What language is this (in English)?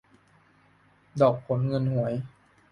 Thai